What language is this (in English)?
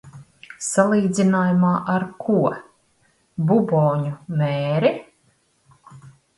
Latvian